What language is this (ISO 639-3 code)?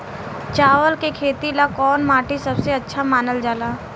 bho